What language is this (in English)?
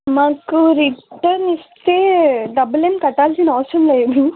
Telugu